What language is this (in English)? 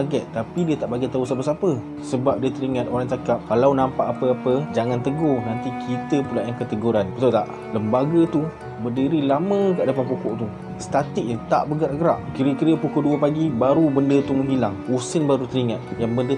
Malay